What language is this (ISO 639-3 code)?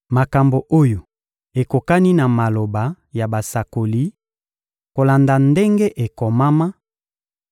lin